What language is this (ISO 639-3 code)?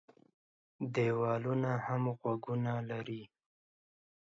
pus